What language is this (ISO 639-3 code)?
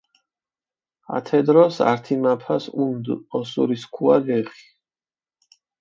xmf